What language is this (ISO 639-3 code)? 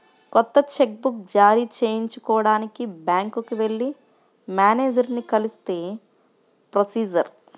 tel